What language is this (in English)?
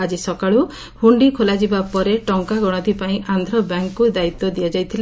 Odia